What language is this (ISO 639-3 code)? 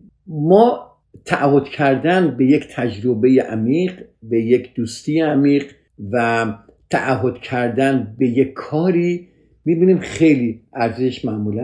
fas